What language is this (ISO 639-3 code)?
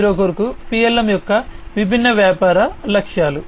tel